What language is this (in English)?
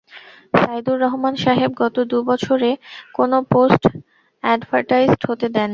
Bangla